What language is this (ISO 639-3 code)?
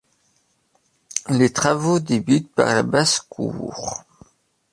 fra